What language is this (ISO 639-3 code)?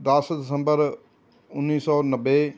pan